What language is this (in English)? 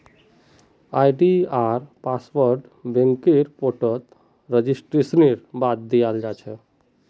Magahi